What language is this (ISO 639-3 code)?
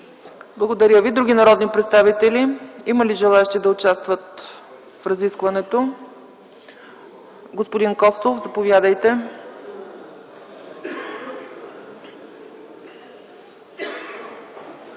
bul